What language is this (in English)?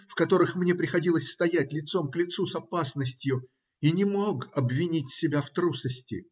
Russian